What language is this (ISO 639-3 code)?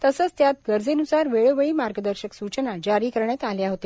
mar